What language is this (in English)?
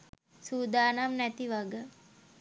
Sinhala